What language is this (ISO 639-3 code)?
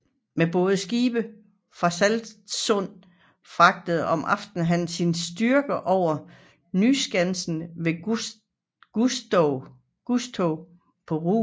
dan